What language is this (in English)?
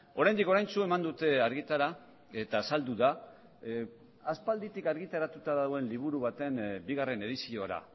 Basque